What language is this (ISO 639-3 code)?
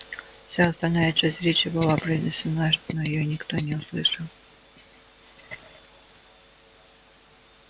rus